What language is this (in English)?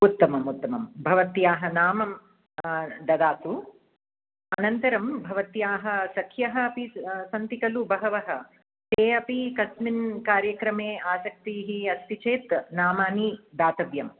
Sanskrit